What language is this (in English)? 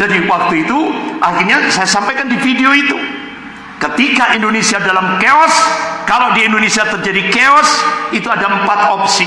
Indonesian